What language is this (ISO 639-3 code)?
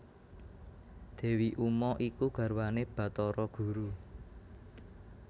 jav